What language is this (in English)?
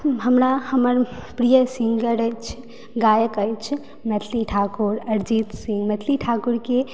Maithili